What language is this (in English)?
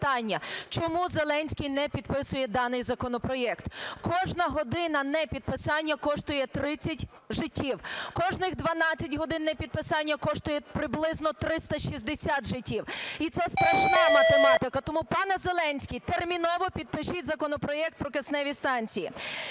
Ukrainian